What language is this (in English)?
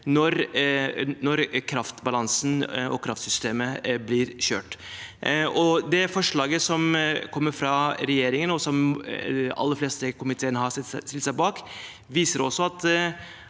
Norwegian